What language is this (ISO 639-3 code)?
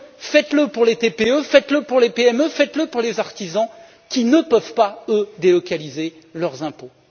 fra